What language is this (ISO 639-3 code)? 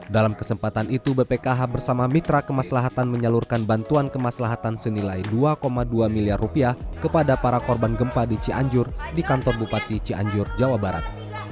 ind